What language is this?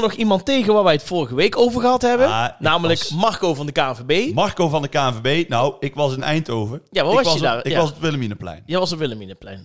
Dutch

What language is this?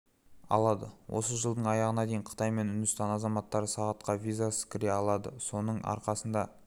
Kazakh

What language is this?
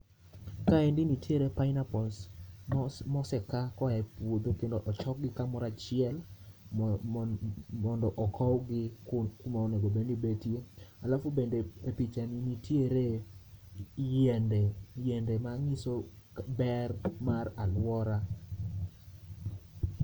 Luo (Kenya and Tanzania)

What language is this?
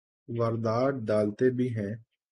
Urdu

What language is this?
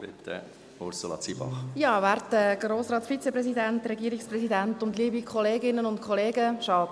Swiss German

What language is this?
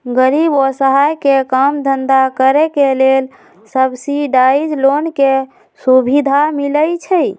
Magahi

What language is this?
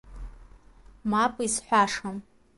Abkhazian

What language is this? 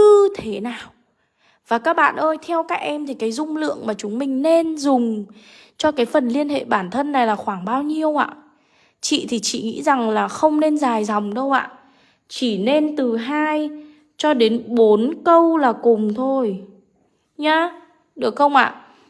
Vietnamese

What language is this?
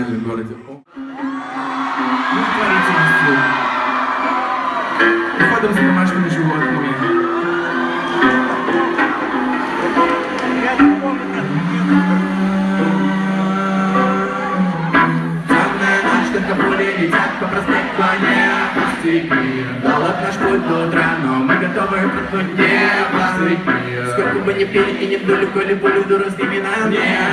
Russian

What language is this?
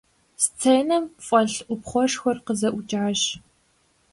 Kabardian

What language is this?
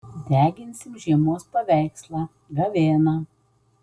Lithuanian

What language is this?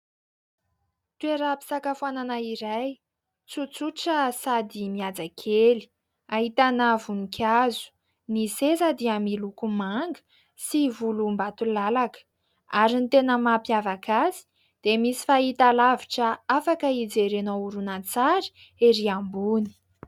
Malagasy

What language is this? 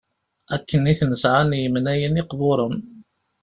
Kabyle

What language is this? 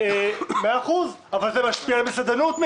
Hebrew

